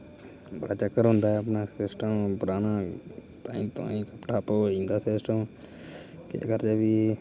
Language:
Dogri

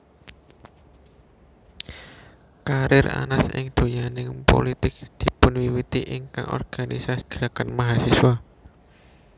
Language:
Javanese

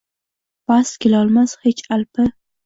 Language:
Uzbek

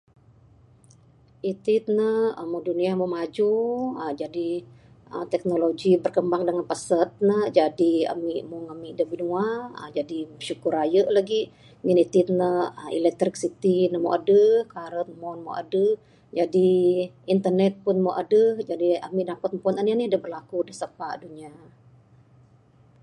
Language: Bukar-Sadung Bidayuh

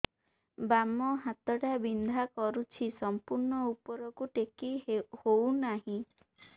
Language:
Odia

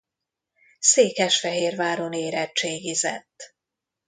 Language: Hungarian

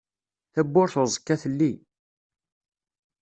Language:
Kabyle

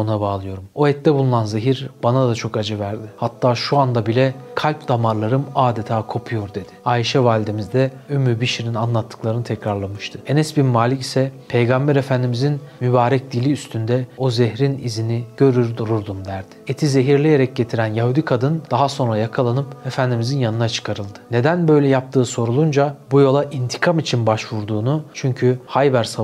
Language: Turkish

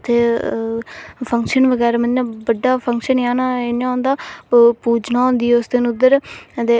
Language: Dogri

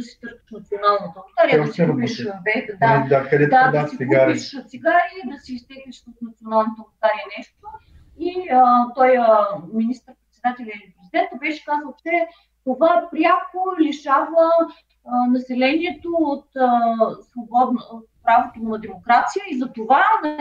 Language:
Bulgarian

